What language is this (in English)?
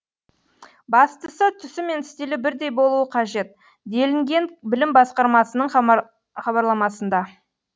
Kazakh